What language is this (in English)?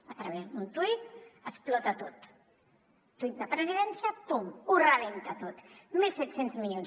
Catalan